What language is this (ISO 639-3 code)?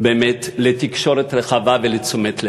heb